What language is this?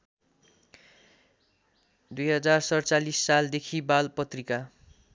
Nepali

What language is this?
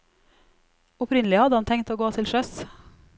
Norwegian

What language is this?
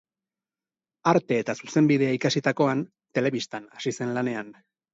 Basque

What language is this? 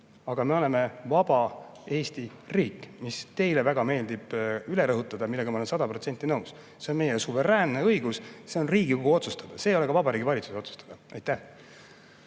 Estonian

